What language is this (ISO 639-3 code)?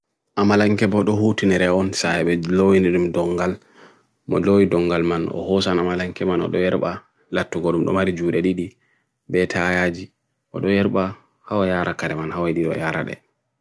fui